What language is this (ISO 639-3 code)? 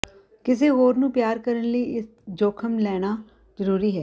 pan